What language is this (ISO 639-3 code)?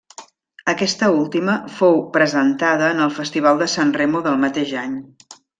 cat